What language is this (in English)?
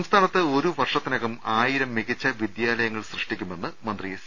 Malayalam